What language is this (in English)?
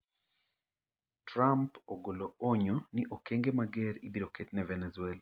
Luo (Kenya and Tanzania)